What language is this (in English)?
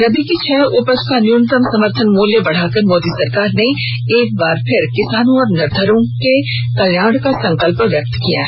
Hindi